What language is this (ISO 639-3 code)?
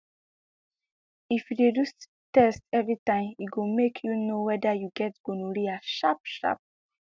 pcm